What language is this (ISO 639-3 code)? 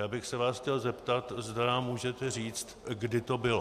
ces